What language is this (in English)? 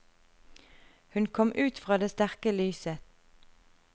Norwegian